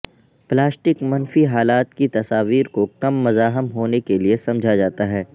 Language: Urdu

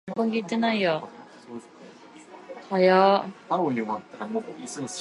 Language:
English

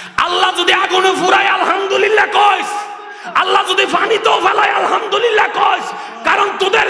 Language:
Indonesian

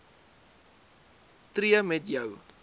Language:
Afrikaans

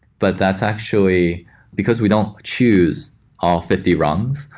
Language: English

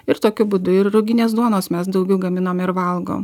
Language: Lithuanian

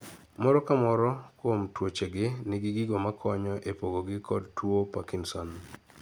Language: Luo (Kenya and Tanzania)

